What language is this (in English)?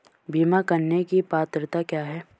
Hindi